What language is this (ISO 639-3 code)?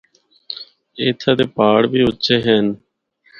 hno